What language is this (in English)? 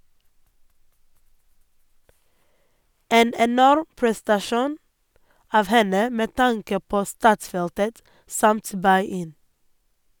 Norwegian